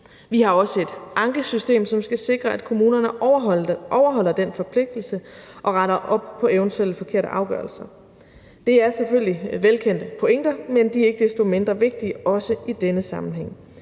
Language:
Danish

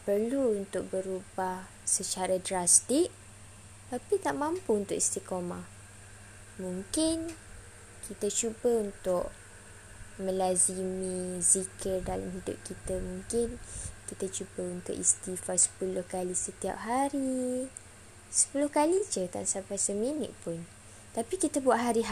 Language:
Malay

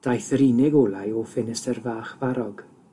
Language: Welsh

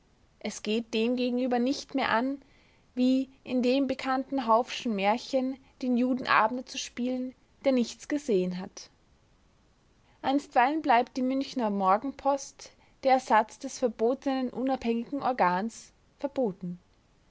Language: German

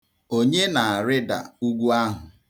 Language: Igbo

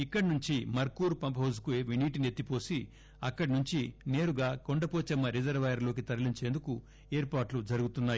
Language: Telugu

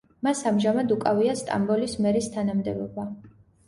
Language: Georgian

